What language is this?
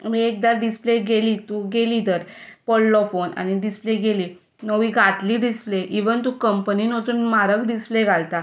Konkani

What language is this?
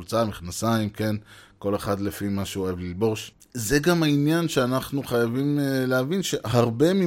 Hebrew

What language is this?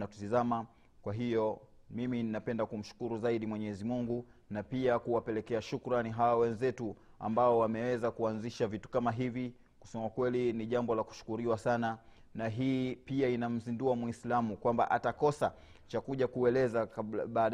Swahili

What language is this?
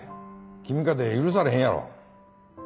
Japanese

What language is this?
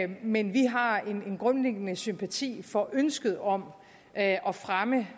Danish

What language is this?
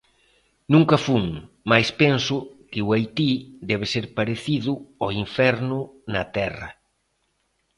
Galician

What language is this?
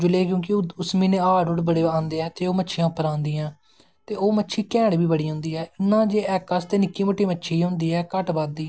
Dogri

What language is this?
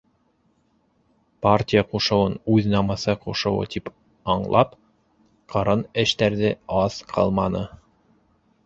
Bashkir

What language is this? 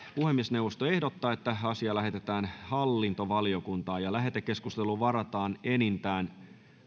Finnish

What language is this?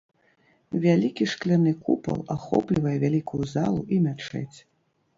Belarusian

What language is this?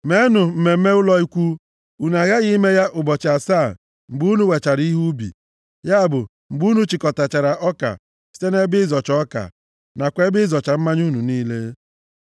Igbo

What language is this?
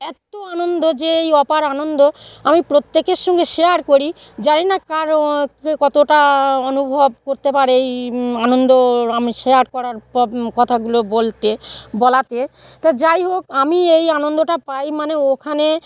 Bangla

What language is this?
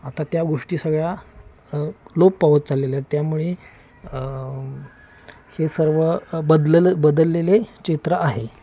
Marathi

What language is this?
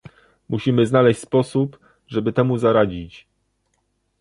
Polish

